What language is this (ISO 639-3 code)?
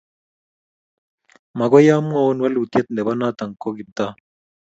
kln